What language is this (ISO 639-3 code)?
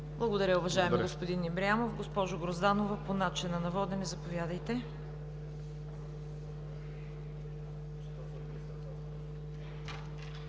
bul